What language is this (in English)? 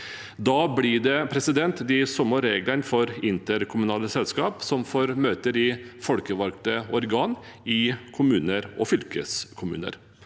Norwegian